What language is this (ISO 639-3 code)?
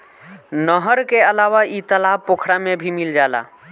bho